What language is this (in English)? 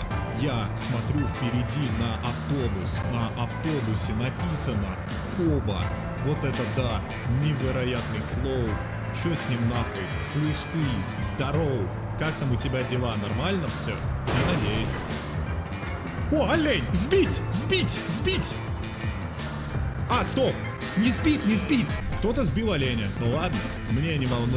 Russian